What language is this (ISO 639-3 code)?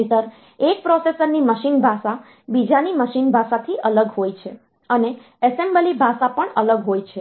guj